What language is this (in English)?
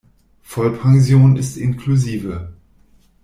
German